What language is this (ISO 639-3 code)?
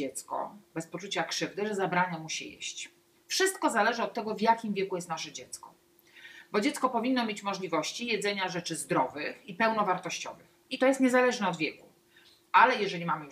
pol